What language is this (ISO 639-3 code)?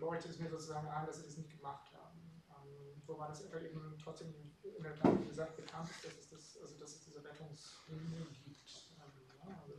deu